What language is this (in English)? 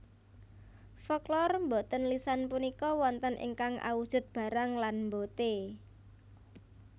Javanese